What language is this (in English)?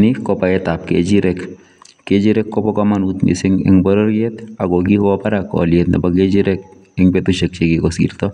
Kalenjin